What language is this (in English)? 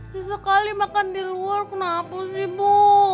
Indonesian